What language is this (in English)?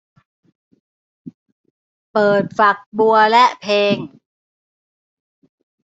Thai